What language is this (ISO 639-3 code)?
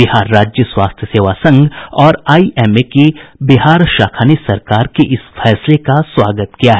hin